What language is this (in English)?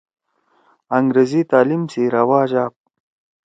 Torwali